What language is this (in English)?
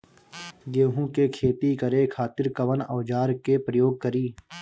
Bhojpuri